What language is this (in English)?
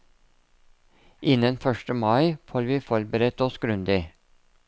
Norwegian